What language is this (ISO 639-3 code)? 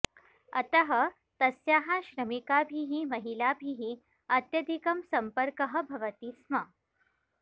san